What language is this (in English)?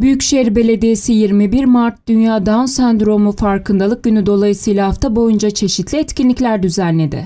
Turkish